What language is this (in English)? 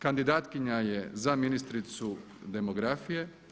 Croatian